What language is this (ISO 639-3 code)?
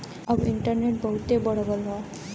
bho